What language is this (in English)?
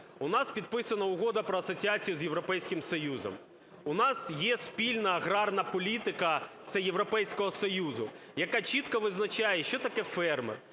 Ukrainian